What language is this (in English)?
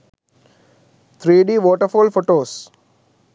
Sinhala